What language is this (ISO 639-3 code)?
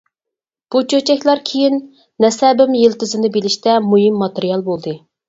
uig